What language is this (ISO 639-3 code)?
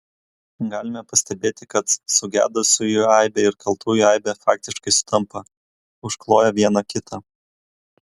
lit